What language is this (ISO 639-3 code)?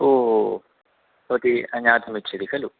san